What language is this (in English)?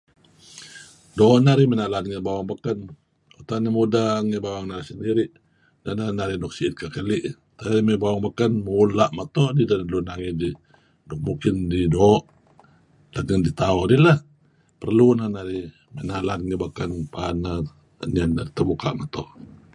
Kelabit